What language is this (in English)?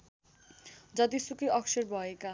Nepali